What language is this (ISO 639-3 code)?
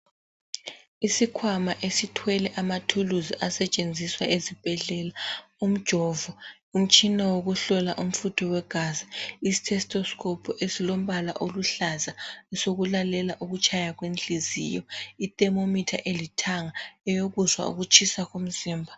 nde